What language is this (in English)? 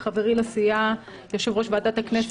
Hebrew